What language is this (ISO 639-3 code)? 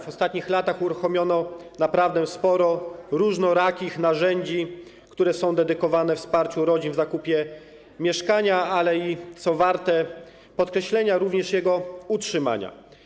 pol